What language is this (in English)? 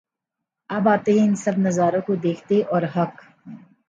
Urdu